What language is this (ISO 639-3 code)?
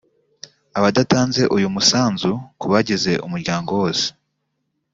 kin